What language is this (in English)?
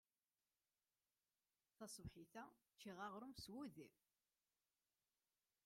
Kabyle